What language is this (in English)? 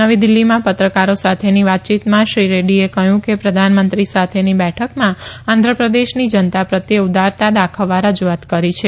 Gujarati